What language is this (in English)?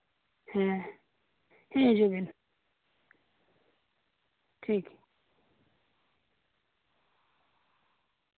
Santali